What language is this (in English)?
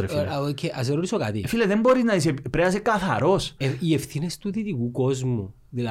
Greek